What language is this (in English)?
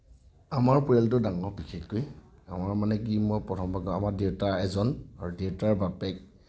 Assamese